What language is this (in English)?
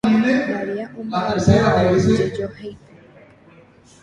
Guarani